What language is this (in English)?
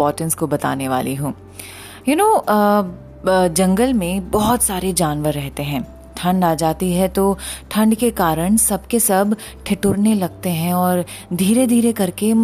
Hindi